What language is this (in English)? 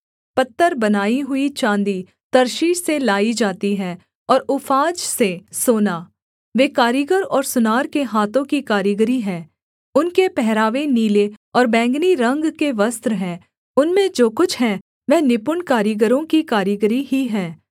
Hindi